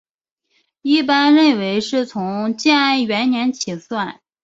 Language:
Chinese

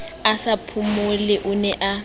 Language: Southern Sotho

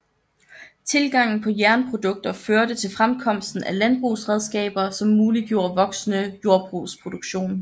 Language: Danish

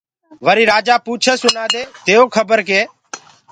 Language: Gurgula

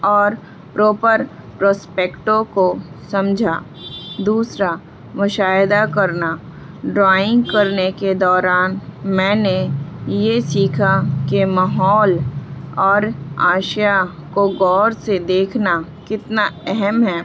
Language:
Urdu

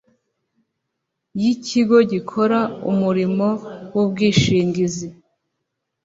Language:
Kinyarwanda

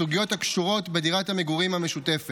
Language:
Hebrew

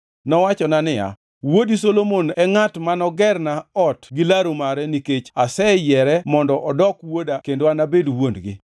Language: Luo (Kenya and Tanzania)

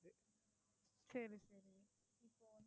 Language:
Tamil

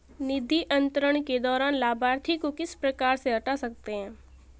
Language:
Hindi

